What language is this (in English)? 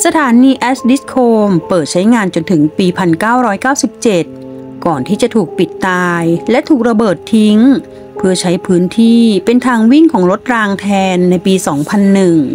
Thai